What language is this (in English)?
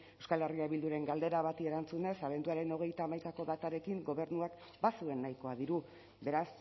Basque